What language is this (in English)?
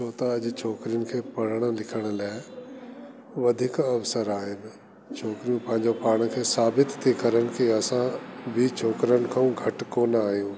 Sindhi